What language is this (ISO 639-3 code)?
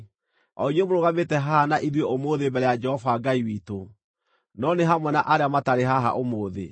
kik